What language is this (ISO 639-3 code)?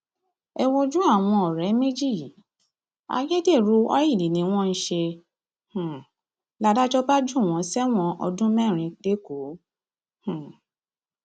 yor